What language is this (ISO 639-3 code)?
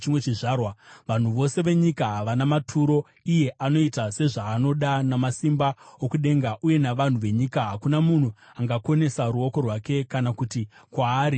sna